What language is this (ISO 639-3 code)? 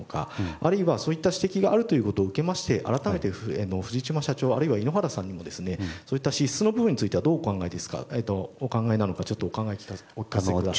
jpn